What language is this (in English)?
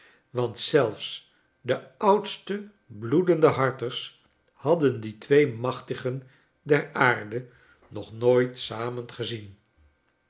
Dutch